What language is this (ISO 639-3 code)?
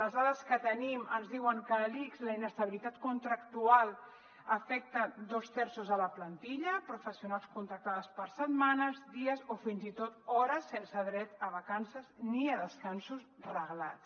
cat